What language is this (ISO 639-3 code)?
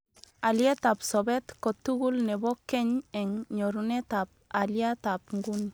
kln